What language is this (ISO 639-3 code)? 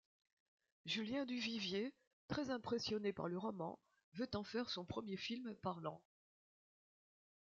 fra